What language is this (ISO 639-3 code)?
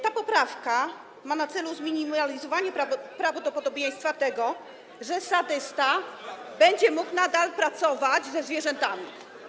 pol